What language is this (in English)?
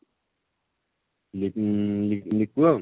Odia